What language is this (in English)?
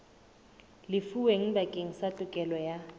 Southern Sotho